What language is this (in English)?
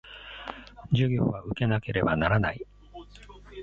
Japanese